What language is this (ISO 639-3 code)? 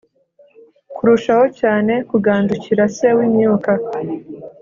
kin